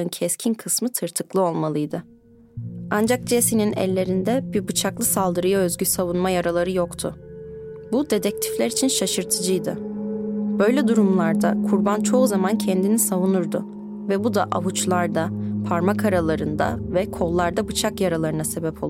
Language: Turkish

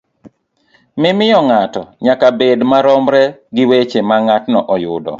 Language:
Luo (Kenya and Tanzania)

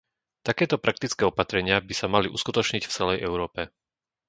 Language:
Slovak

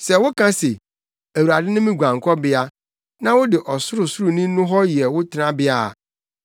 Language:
Akan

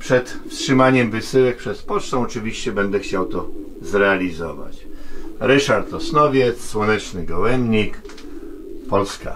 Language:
Polish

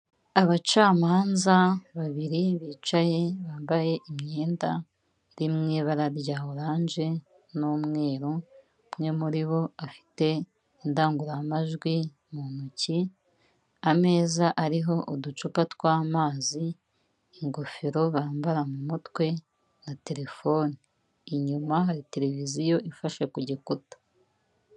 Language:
Kinyarwanda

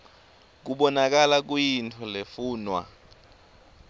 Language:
Swati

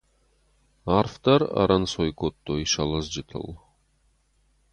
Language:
Ossetic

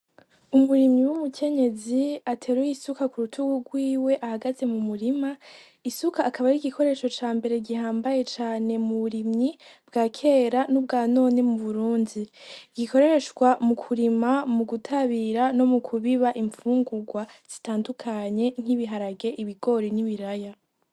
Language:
Rundi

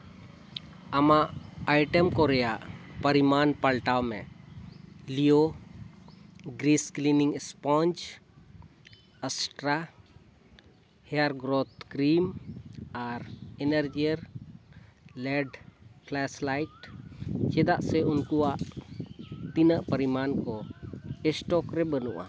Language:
Santali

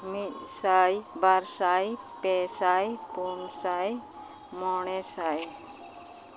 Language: Santali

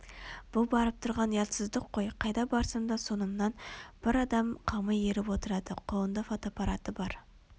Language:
Kazakh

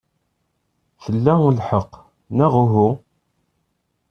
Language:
Kabyle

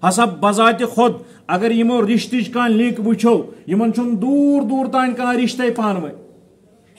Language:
Turkish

